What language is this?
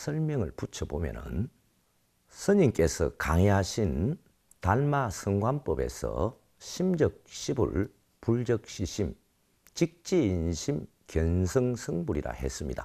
Korean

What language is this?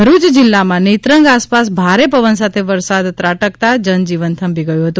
Gujarati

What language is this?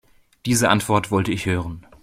German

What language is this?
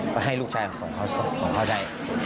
Thai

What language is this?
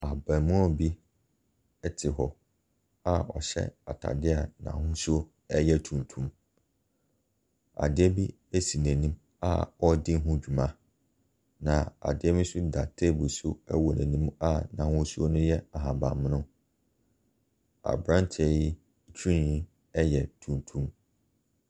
Akan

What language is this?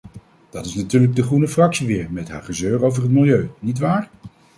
Dutch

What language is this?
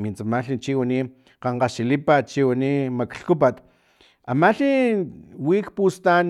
Filomena Mata-Coahuitlán Totonac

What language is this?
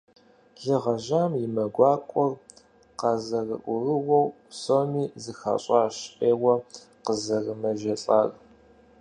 Kabardian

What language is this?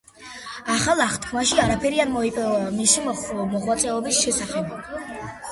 Georgian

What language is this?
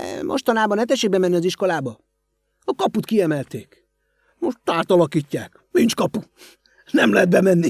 Hungarian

